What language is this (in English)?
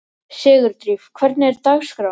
Icelandic